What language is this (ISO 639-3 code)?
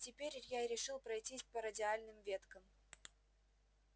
rus